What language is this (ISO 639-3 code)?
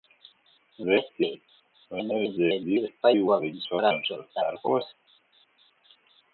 lav